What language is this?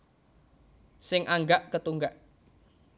Javanese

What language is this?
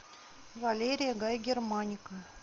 Russian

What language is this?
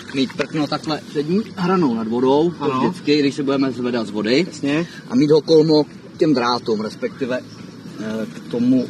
Czech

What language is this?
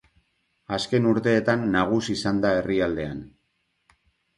Basque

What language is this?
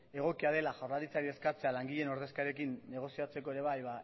Basque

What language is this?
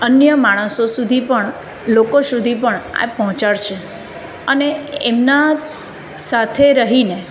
Gujarati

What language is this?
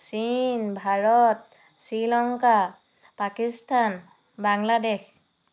Assamese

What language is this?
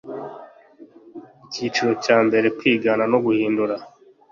Kinyarwanda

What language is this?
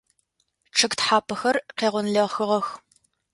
Adyghe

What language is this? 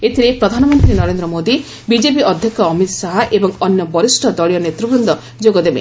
Odia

